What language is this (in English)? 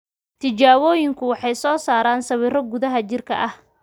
Somali